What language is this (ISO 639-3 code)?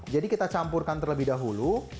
ind